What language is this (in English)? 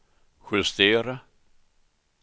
Swedish